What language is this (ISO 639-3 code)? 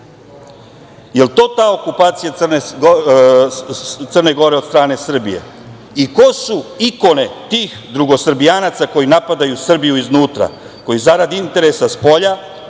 srp